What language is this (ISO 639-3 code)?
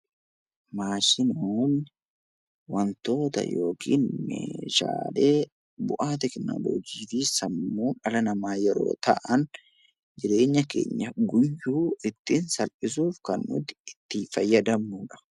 orm